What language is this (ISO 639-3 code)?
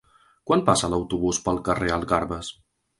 cat